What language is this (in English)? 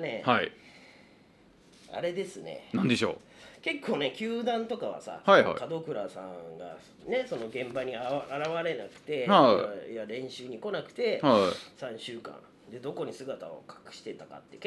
Japanese